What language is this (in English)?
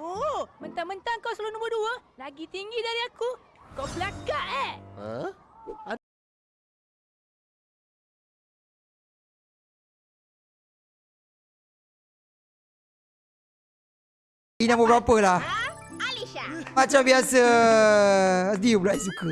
Malay